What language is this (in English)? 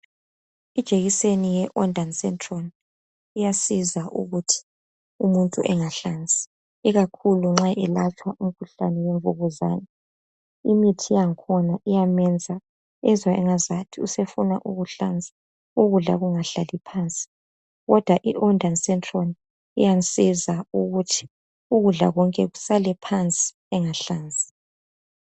North Ndebele